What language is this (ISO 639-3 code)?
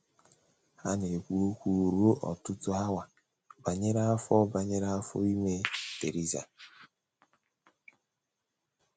ibo